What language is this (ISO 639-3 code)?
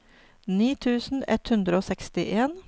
nor